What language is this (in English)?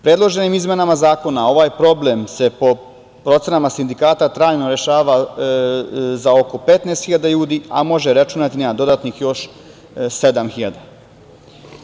Serbian